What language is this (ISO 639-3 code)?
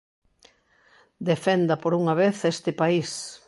glg